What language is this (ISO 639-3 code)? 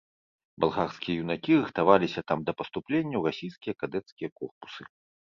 bel